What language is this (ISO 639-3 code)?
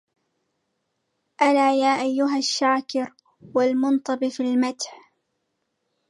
ara